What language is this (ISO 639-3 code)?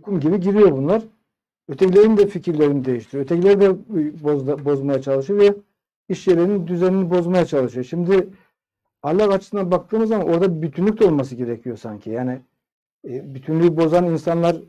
tur